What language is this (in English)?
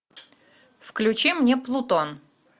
Russian